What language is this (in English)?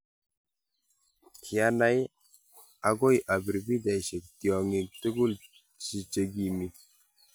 Kalenjin